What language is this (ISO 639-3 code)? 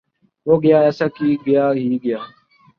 urd